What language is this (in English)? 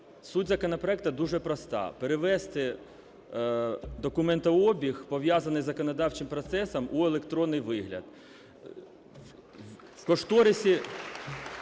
Ukrainian